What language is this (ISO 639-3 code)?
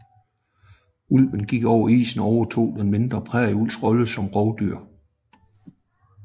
dan